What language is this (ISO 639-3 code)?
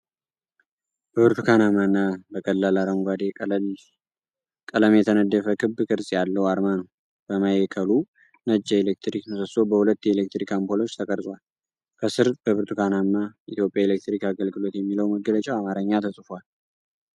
amh